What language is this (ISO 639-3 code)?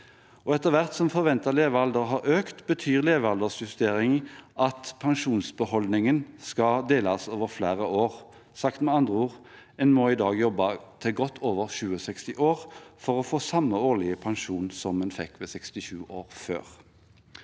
nor